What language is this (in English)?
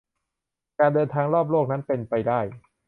Thai